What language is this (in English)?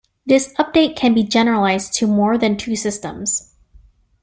English